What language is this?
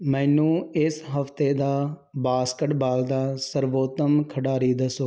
Punjabi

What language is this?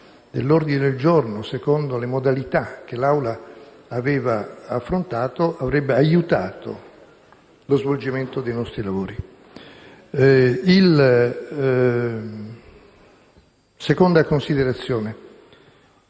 Italian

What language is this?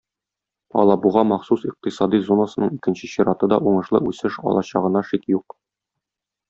Tatar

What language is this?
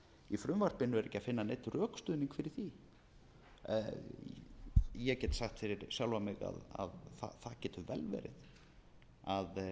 Icelandic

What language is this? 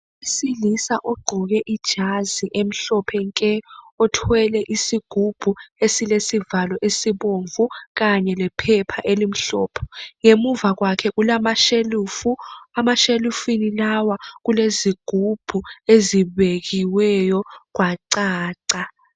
North Ndebele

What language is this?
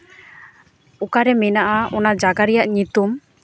Santali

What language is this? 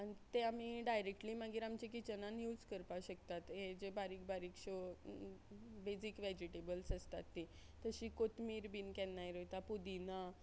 Konkani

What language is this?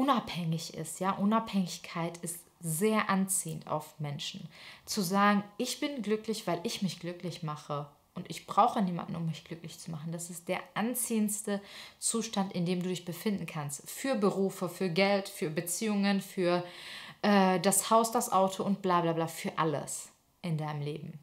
German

